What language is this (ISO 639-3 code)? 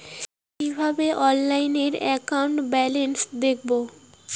ben